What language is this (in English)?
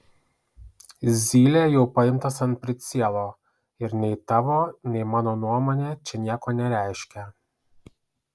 Lithuanian